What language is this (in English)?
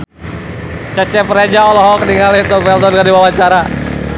Sundanese